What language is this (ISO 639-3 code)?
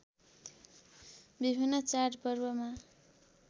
nep